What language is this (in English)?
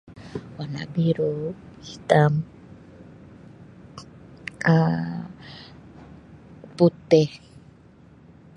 Sabah Malay